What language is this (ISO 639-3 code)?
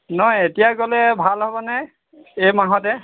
asm